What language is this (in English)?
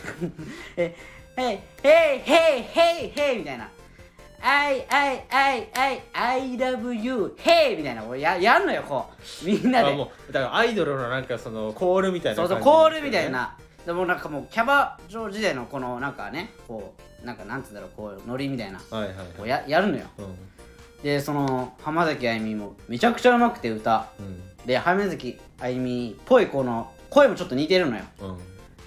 Japanese